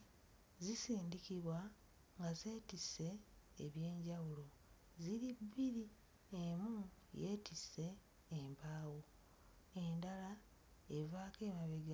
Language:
Ganda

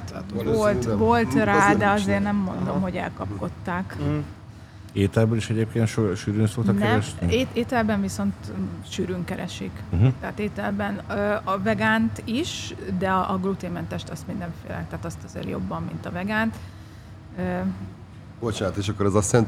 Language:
Hungarian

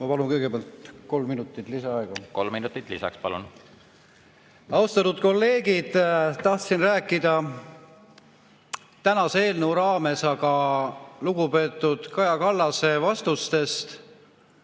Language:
Estonian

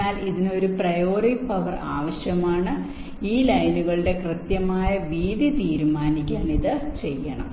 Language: Malayalam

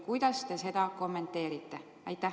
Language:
Estonian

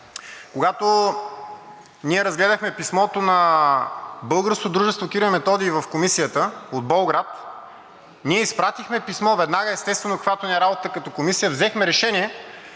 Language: Bulgarian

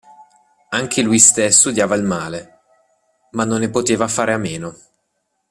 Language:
Italian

